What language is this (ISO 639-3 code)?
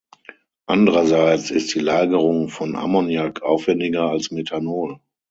deu